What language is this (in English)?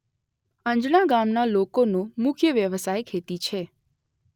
Gujarati